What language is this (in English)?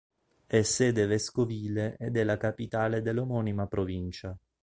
Italian